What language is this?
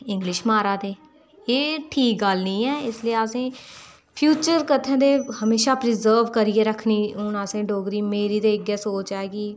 Dogri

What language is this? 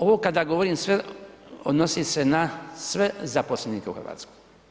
Croatian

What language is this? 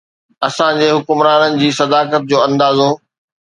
Sindhi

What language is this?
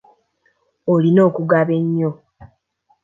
Ganda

